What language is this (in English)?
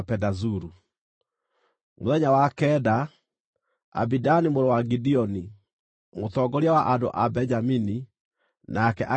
Kikuyu